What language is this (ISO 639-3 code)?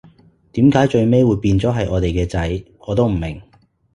yue